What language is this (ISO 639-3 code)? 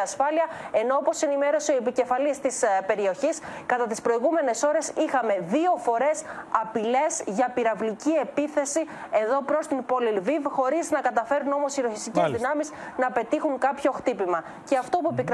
ell